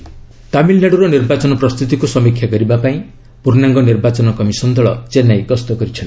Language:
Odia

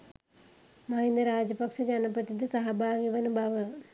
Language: Sinhala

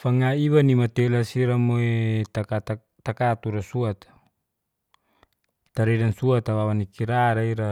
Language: Geser-Gorom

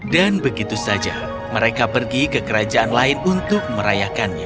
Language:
Indonesian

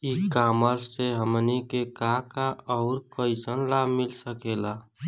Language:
Bhojpuri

